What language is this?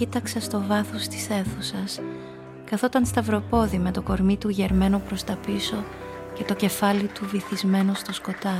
Greek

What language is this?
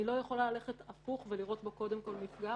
Hebrew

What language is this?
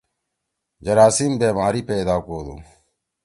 Torwali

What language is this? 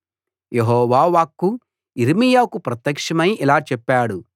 Telugu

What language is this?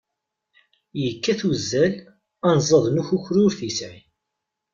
Kabyle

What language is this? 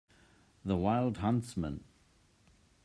English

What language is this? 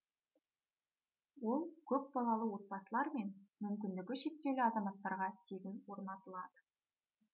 Kazakh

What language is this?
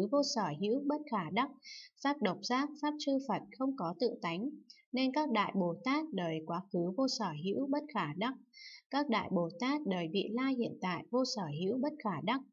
Vietnamese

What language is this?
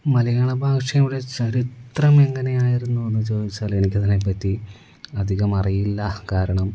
Malayalam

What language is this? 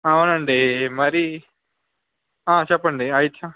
Telugu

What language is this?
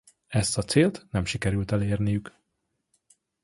Hungarian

